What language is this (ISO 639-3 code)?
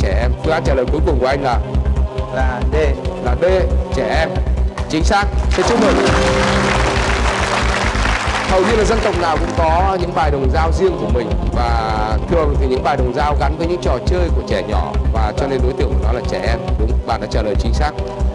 vie